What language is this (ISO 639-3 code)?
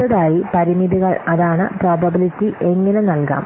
mal